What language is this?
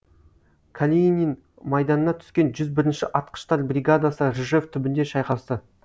Kazakh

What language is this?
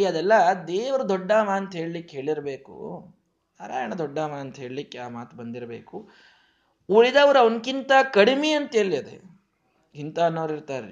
Kannada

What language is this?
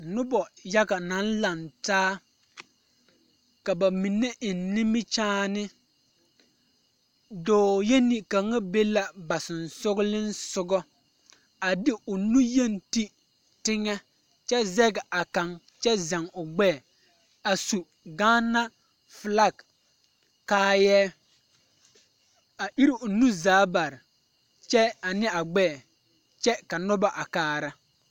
Southern Dagaare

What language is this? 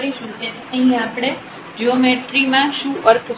Gujarati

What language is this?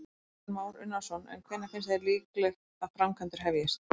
Icelandic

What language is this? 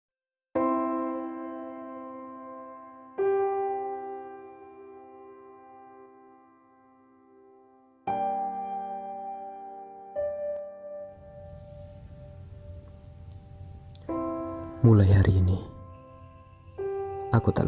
Indonesian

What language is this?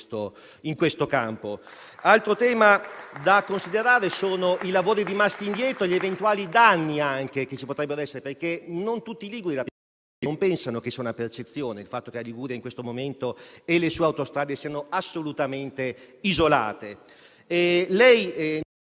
Italian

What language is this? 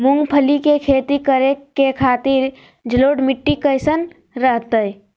Magahi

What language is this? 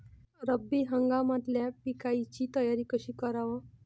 Marathi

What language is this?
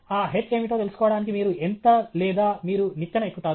Telugu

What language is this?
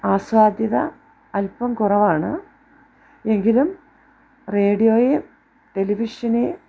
Malayalam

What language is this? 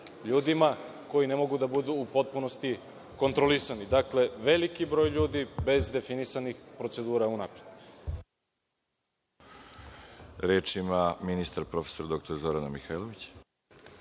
Serbian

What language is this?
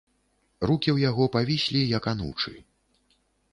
Belarusian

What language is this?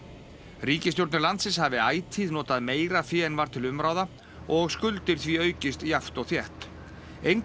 Icelandic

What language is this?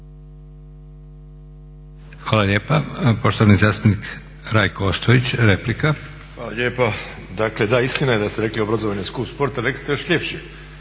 Croatian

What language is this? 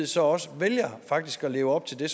Danish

